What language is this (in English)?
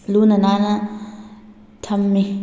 Manipuri